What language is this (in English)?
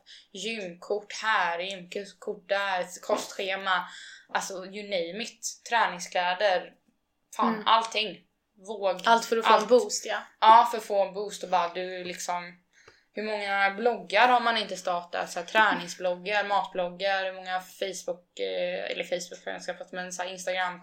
Swedish